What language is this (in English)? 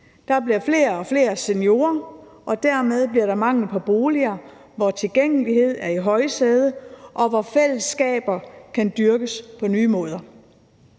Danish